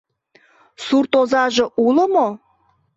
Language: Mari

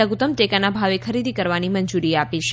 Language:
Gujarati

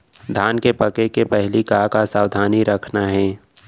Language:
Chhattisgarhi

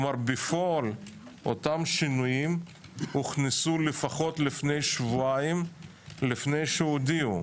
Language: Hebrew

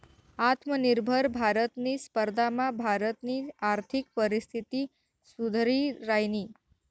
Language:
Marathi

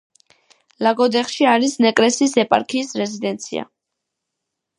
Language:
Georgian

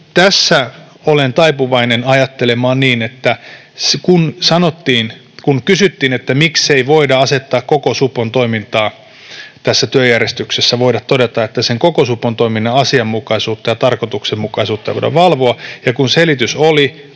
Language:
Finnish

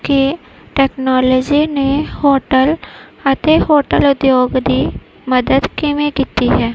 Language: Punjabi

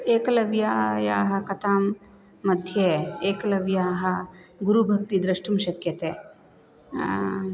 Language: Sanskrit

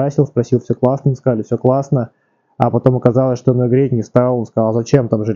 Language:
Russian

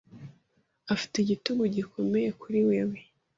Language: Kinyarwanda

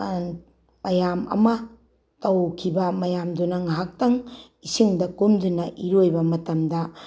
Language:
Manipuri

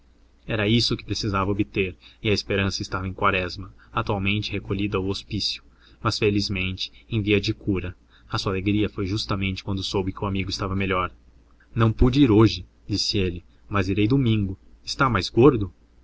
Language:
Portuguese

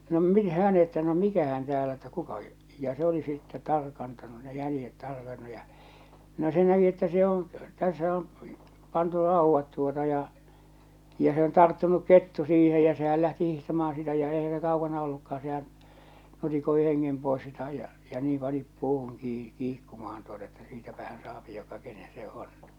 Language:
Finnish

